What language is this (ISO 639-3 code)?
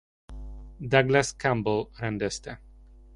hun